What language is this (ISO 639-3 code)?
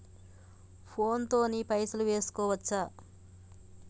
tel